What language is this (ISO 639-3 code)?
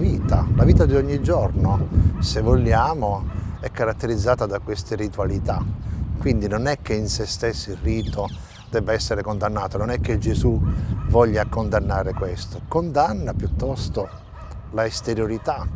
ita